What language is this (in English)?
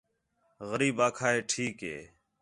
Khetrani